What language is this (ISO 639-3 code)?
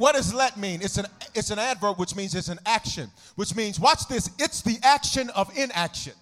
eng